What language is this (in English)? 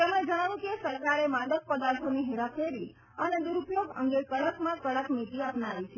Gujarati